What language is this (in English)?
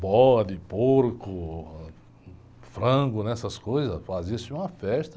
Portuguese